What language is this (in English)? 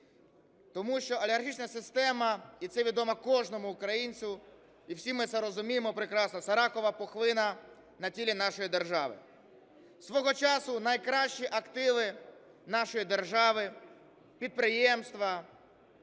Ukrainian